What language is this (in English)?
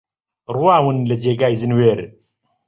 Central Kurdish